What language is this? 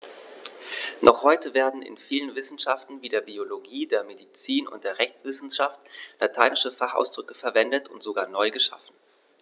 German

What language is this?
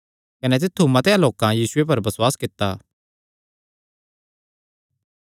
Kangri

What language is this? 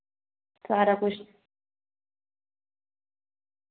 Dogri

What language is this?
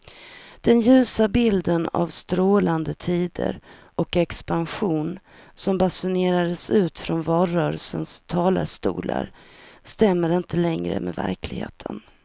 Swedish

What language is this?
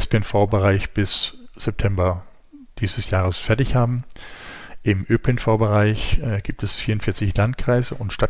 German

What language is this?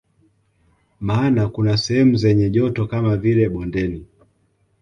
Swahili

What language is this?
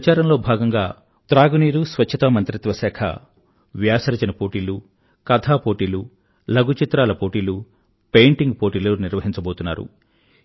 Telugu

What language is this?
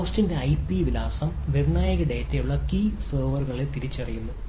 Malayalam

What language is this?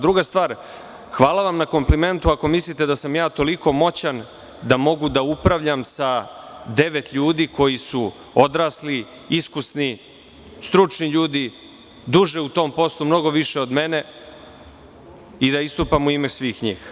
Serbian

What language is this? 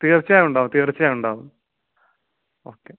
Malayalam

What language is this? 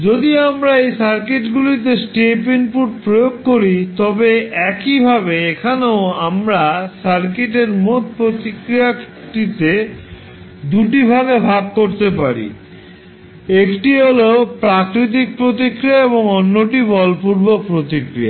Bangla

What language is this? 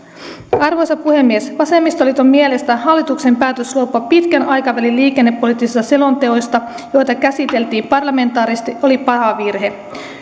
Finnish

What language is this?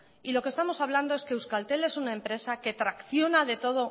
Spanish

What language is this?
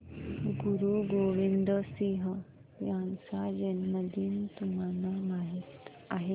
Marathi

